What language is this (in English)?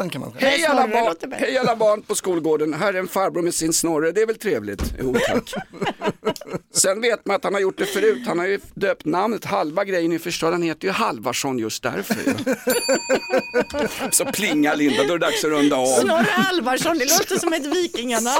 Swedish